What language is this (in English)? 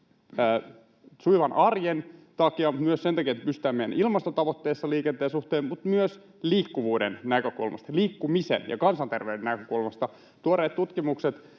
Finnish